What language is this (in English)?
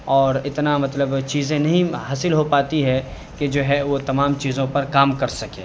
Urdu